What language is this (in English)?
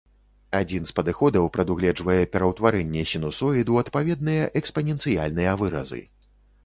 Belarusian